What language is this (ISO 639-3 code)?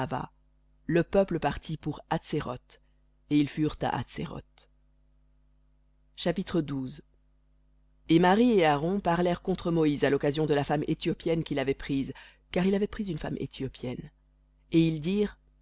fra